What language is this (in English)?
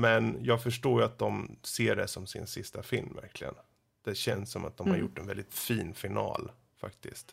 Swedish